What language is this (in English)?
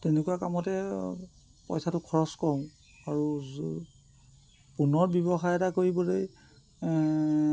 Assamese